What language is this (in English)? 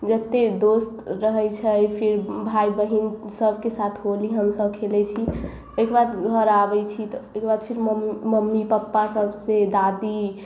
Maithili